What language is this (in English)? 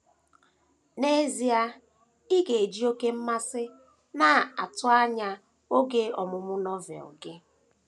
Igbo